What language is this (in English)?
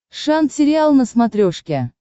Russian